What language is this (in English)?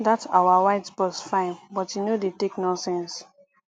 Nigerian Pidgin